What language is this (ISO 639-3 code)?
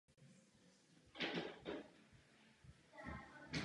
ces